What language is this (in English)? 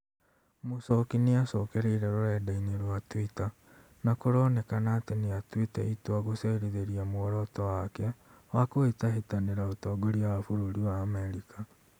Kikuyu